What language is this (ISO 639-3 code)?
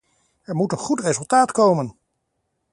nld